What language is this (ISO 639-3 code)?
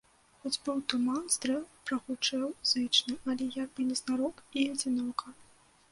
bel